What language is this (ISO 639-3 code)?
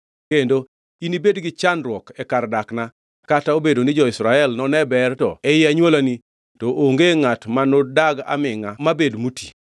luo